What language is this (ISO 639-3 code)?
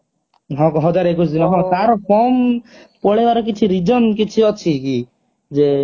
ori